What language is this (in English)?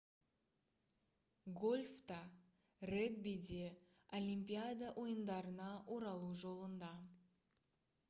Kazakh